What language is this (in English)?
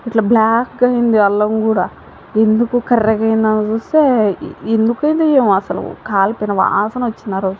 Telugu